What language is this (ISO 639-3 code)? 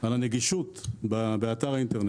heb